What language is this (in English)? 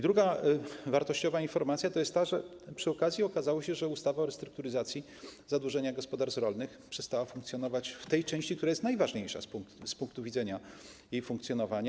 Polish